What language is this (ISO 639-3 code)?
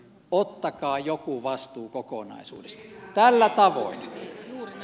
fin